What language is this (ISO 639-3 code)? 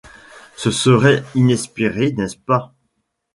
fra